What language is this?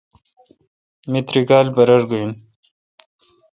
Kalkoti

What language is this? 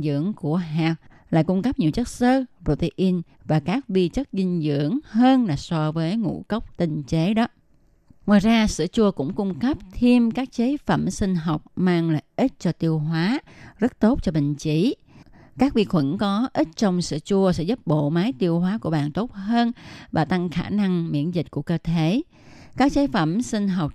Vietnamese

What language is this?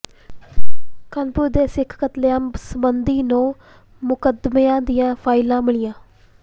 Punjabi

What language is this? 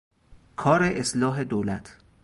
Persian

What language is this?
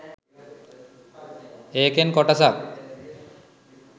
Sinhala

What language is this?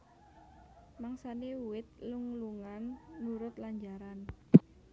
Javanese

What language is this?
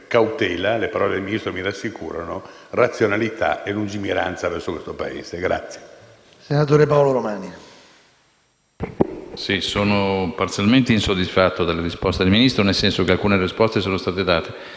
Italian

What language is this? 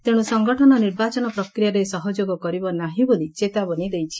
Odia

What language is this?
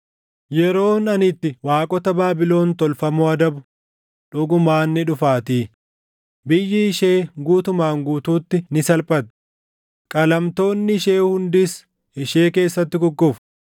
Oromo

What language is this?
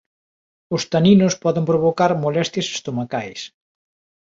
Galician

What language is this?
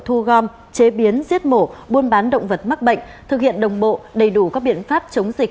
Vietnamese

